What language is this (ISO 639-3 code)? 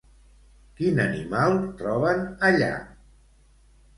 cat